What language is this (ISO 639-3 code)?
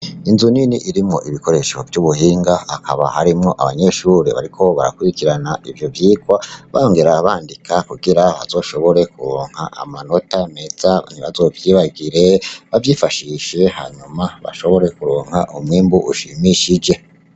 run